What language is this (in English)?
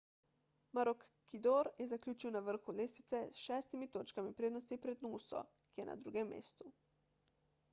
Slovenian